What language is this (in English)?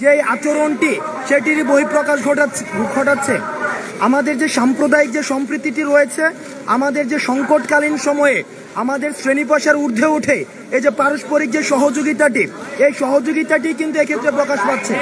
Bangla